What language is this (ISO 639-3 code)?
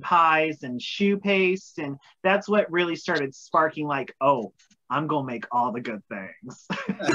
eng